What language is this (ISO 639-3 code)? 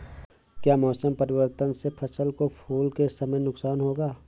hin